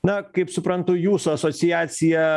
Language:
Lithuanian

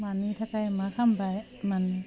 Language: Bodo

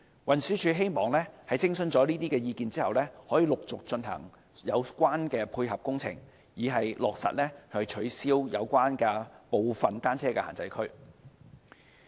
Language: Cantonese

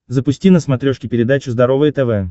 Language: Russian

